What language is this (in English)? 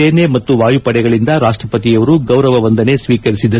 Kannada